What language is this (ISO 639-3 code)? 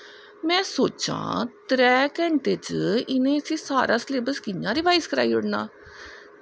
doi